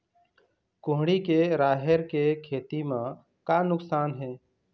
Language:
Chhattisgarhi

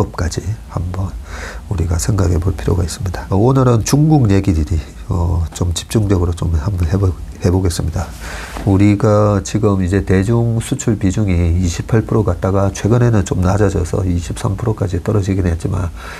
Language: Korean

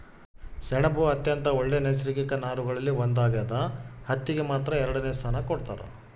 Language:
Kannada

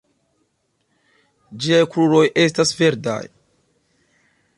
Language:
Esperanto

